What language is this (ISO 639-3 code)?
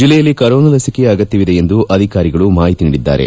kan